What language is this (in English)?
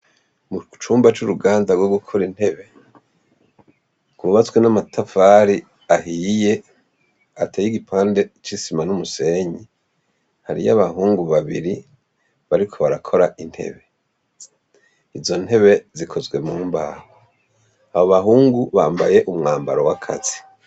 Rundi